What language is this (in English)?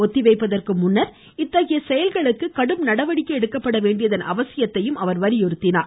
Tamil